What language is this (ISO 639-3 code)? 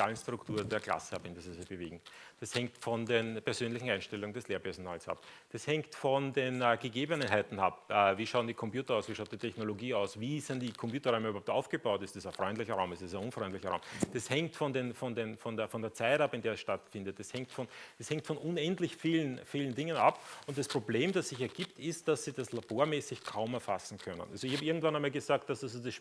deu